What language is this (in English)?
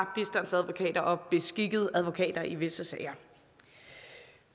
Danish